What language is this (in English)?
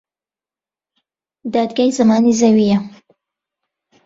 Central Kurdish